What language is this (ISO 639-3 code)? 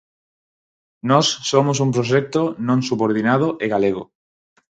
glg